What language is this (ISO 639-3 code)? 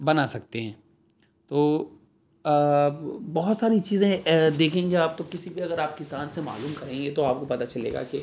urd